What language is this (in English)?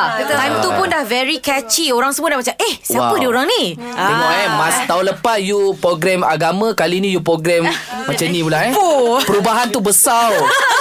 Malay